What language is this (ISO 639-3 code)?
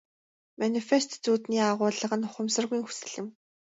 mon